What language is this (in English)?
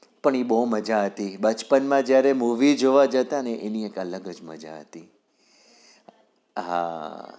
Gujarati